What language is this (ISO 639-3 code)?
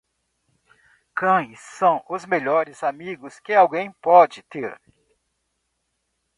por